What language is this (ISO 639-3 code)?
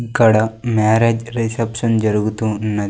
tel